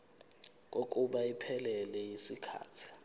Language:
Zulu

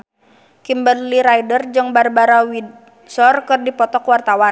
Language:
Sundanese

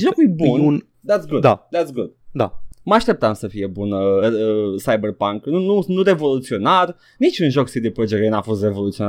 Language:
Romanian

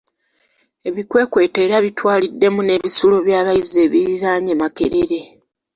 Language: Ganda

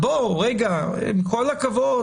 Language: Hebrew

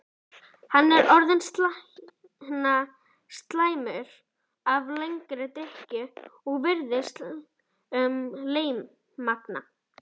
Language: Icelandic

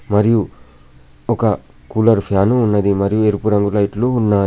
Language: Telugu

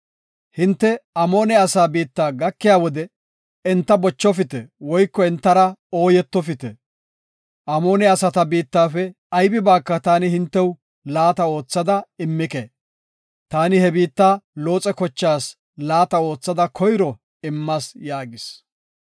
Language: Gofa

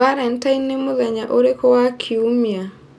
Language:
Kikuyu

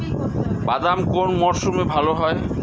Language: Bangla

